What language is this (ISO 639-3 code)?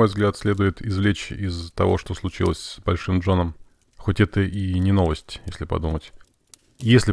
rus